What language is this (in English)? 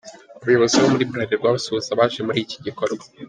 Kinyarwanda